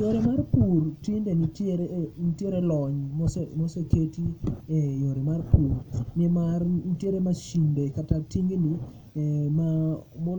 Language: Luo (Kenya and Tanzania)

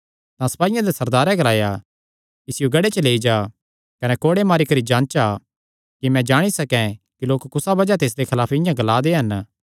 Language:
Kangri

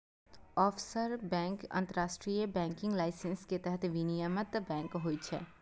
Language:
Maithili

